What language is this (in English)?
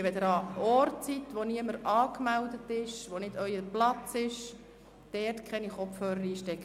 Swiss German